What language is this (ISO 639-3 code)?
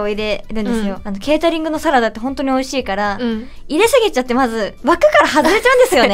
jpn